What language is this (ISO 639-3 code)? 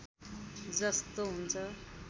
nep